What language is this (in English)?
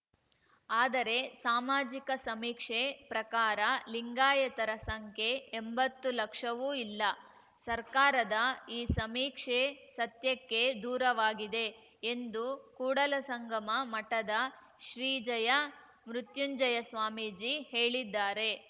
Kannada